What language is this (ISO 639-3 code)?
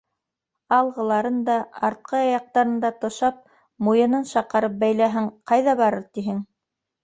bak